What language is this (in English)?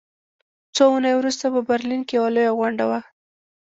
Pashto